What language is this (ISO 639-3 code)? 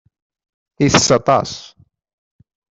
kab